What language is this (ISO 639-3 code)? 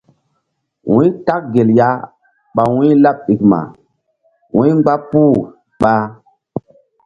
mdd